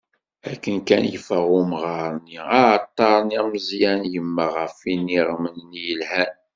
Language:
Kabyle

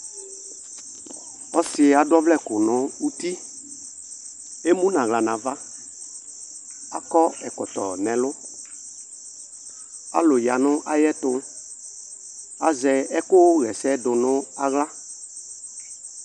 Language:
Ikposo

